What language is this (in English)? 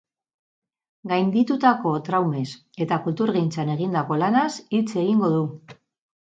Basque